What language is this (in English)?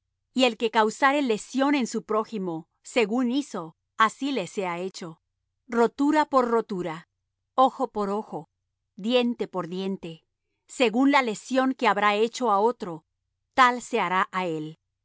Spanish